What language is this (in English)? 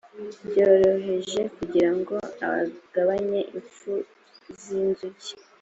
Kinyarwanda